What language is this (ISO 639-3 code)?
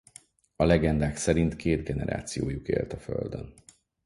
hun